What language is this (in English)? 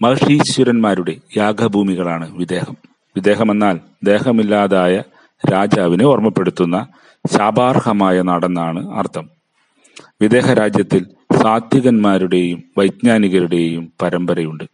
Malayalam